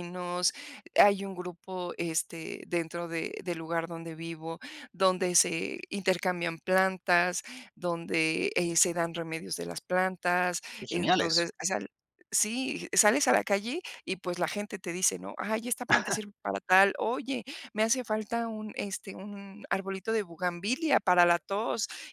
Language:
Spanish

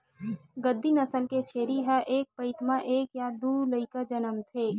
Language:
Chhattisgarhi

